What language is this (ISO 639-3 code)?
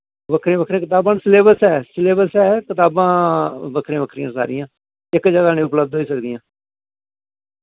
doi